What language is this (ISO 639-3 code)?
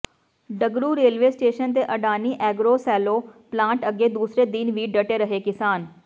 pan